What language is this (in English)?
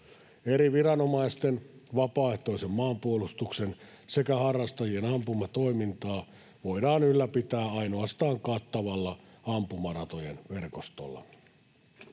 Finnish